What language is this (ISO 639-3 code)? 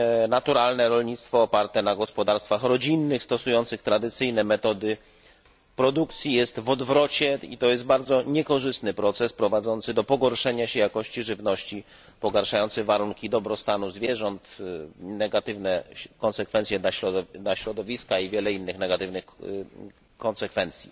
pol